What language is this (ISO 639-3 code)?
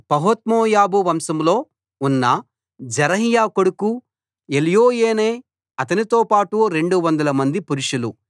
tel